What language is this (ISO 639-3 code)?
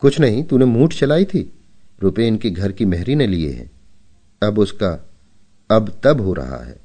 hin